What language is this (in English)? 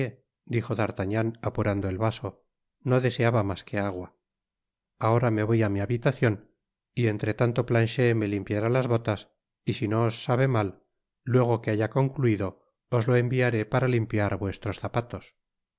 Spanish